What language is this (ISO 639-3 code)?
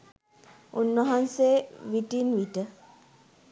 sin